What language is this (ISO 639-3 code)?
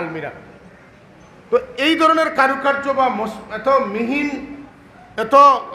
ara